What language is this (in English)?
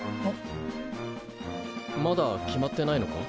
Japanese